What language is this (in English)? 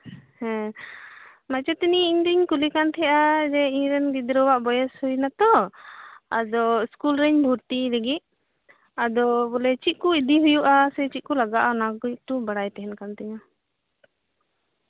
Santali